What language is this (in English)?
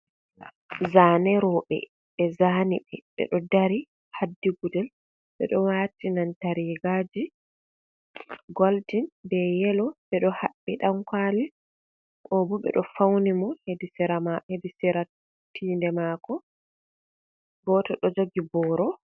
Fula